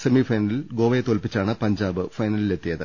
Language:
Malayalam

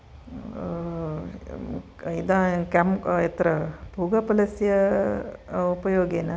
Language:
Sanskrit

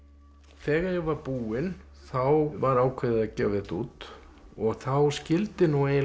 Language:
Icelandic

